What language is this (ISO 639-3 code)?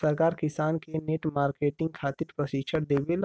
bho